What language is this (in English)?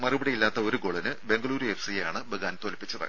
Malayalam